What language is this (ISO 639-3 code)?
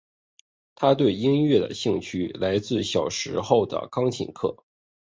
zho